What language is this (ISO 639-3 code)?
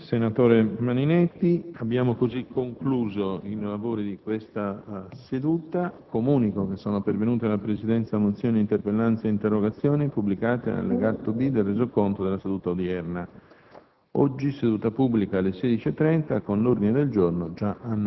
ita